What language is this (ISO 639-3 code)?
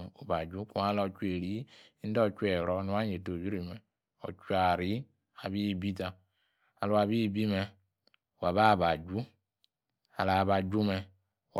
ekr